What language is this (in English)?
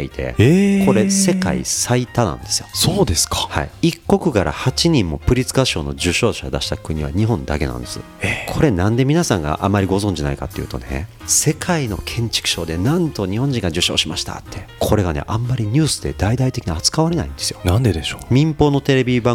Japanese